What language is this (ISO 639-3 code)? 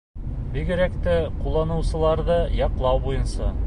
bak